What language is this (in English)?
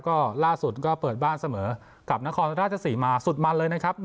Thai